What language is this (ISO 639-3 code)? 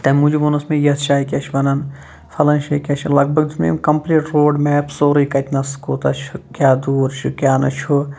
kas